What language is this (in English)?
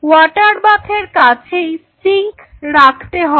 Bangla